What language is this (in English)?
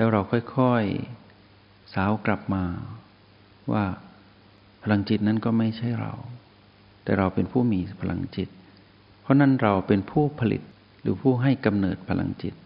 Thai